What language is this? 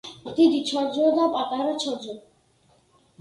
Georgian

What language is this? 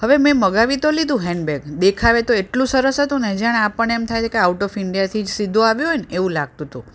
Gujarati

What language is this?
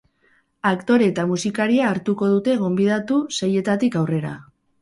Basque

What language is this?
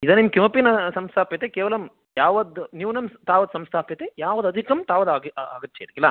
Sanskrit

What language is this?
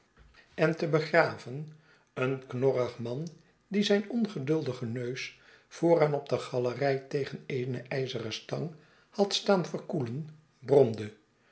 Dutch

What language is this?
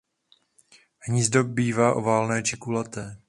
Czech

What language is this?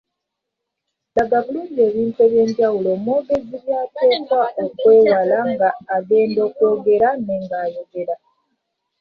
Ganda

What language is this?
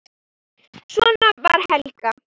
Icelandic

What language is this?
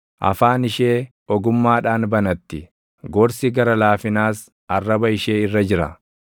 Oromo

